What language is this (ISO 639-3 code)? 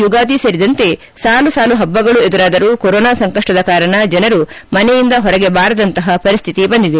kan